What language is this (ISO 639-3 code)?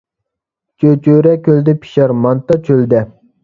uig